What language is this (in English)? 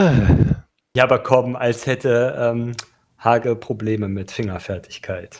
German